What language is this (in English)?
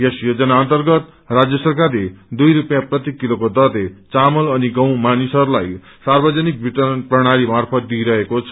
Nepali